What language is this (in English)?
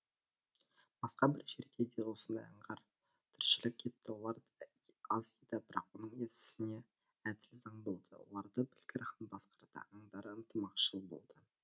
Kazakh